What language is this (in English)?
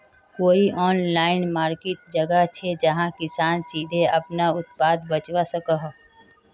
Magahi